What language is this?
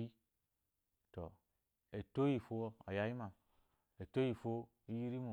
Eloyi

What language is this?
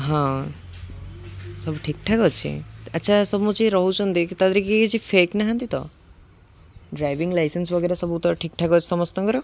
Odia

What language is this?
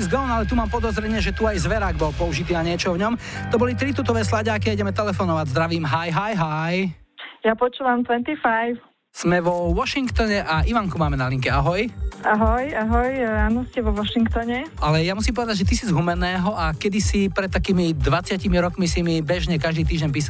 Slovak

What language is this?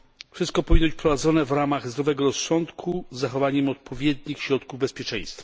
Polish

